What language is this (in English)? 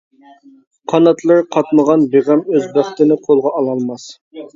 Uyghur